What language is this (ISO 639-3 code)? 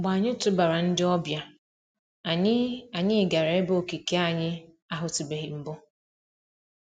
ibo